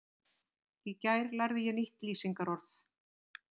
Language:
Icelandic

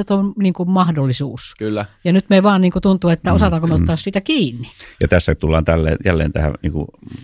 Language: Finnish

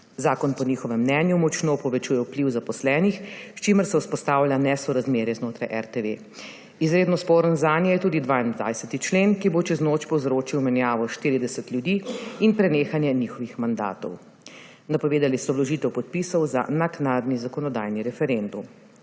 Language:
Slovenian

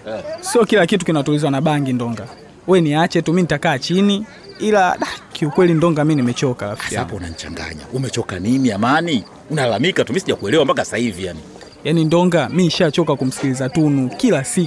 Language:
Swahili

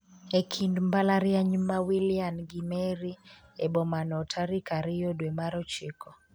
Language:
Luo (Kenya and Tanzania)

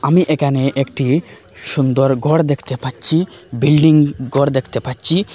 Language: Bangla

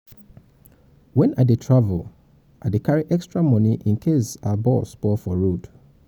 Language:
Nigerian Pidgin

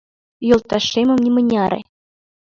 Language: Mari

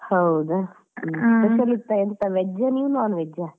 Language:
Kannada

